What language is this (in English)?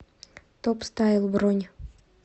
Russian